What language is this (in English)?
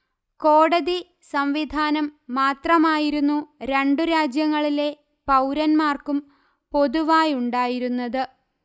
Malayalam